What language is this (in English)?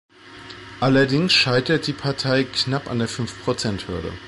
German